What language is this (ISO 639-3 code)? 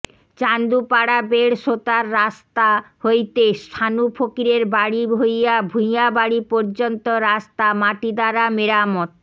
ben